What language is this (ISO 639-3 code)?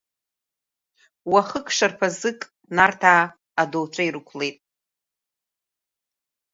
abk